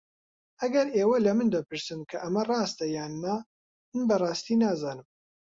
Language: Central Kurdish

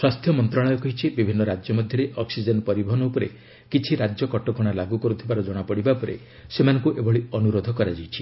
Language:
Odia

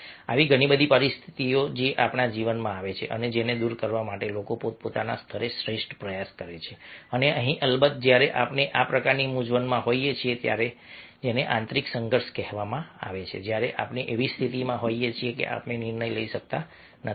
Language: Gujarati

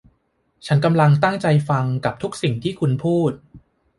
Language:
Thai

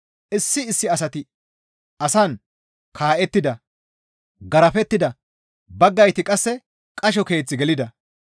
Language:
Gamo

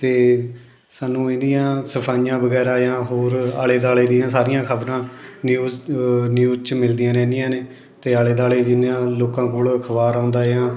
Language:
Punjabi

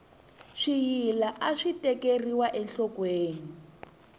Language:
Tsonga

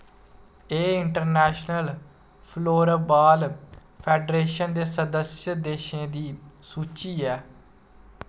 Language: Dogri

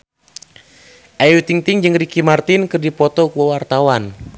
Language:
Sundanese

